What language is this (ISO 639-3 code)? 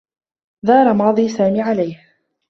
ara